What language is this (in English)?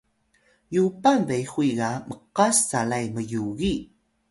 Atayal